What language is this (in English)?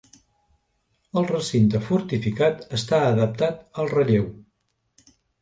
Catalan